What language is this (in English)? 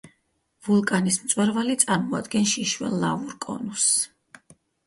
Georgian